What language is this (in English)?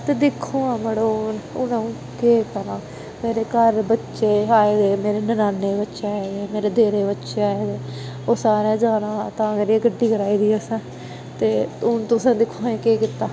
Dogri